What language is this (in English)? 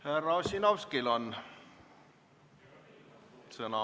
Estonian